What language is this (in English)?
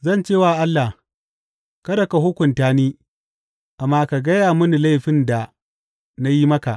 Hausa